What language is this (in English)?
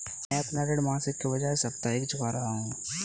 Hindi